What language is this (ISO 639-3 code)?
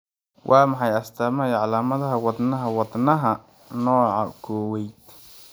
som